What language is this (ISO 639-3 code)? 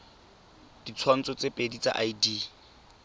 tsn